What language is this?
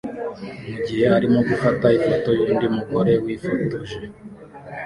Kinyarwanda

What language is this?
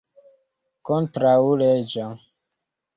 Esperanto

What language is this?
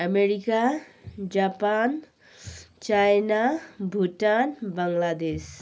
Nepali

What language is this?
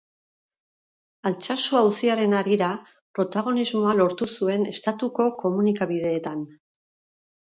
Basque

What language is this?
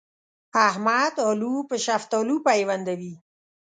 Pashto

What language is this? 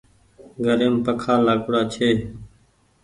Goaria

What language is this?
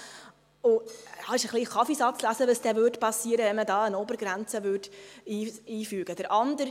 Swiss German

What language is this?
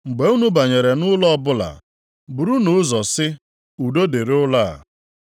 Igbo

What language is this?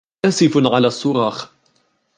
Arabic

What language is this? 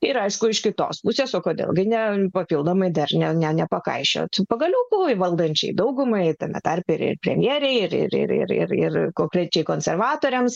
Lithuanian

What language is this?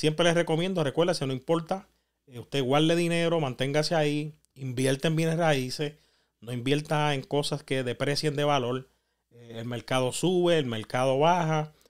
Spanish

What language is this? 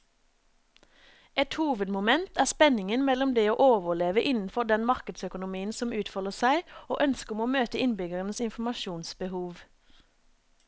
Norwegian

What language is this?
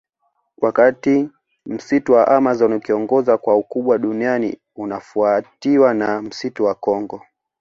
Swahili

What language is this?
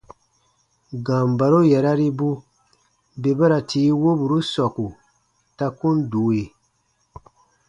Baatonum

